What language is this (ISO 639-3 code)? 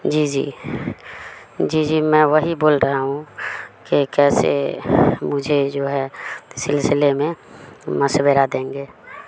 urd